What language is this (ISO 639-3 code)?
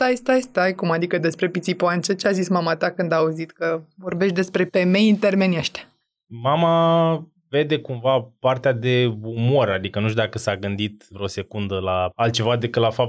ron